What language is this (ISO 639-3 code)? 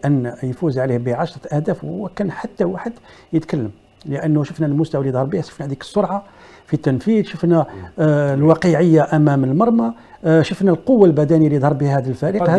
ara